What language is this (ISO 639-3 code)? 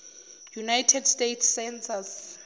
zul